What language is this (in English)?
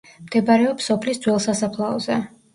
Georgian